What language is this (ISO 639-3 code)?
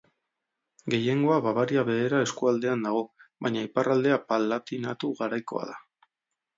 eus